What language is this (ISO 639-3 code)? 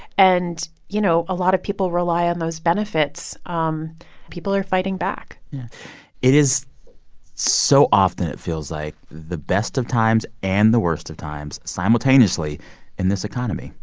eng